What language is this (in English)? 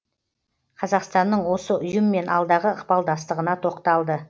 Kazakh